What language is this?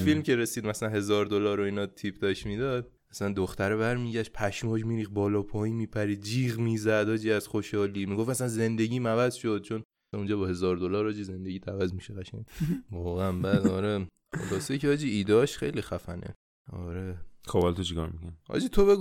Persian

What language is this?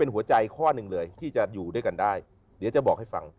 Thai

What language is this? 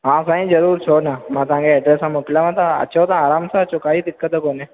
Sindhi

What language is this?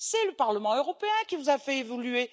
French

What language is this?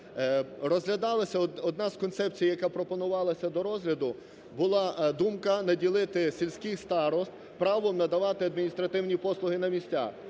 Ukrainian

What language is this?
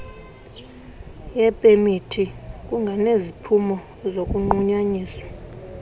Xhosa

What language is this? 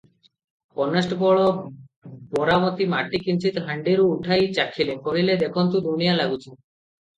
Odia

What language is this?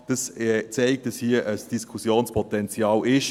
Swiss German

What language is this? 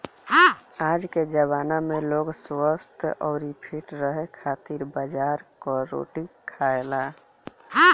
Bhojpuri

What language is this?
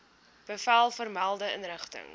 Afrikaans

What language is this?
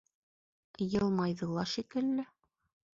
Bashkir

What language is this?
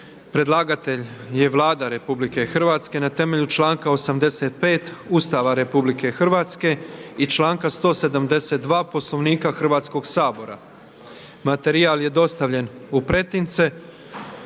Croatian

